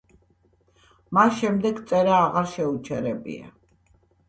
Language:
Georgian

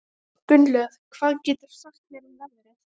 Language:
Icelandic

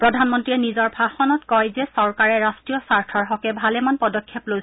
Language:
Assamese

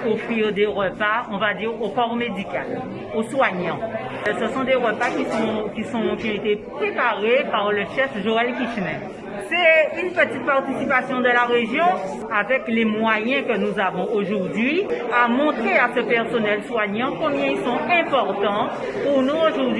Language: French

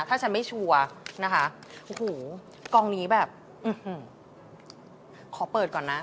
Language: Thai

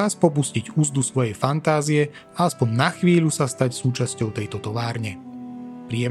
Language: Slovak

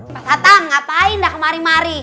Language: Indonesian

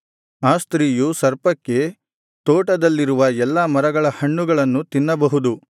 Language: Kannada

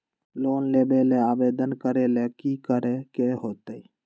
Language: Magahi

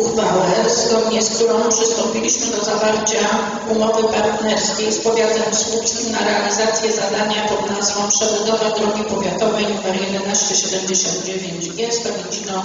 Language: Polish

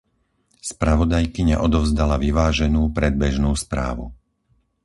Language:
Slovak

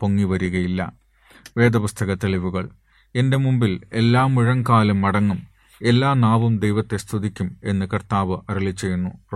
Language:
Malayalam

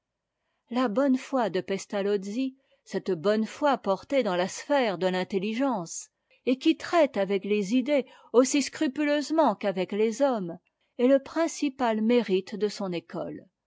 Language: French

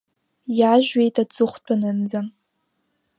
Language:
Abkhazian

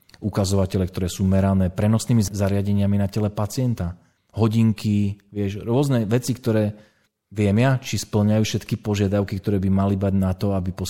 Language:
Slovak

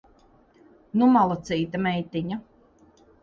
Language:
Latvian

